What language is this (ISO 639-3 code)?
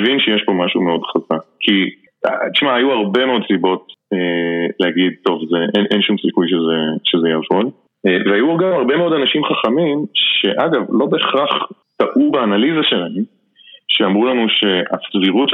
heb